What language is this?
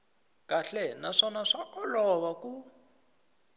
Tsonga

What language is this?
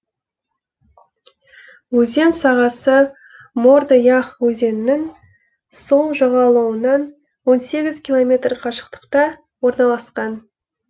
Kazakh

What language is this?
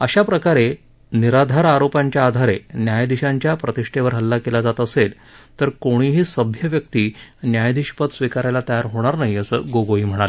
Marathi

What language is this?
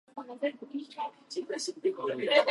Japanese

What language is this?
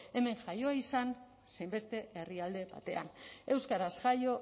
Basque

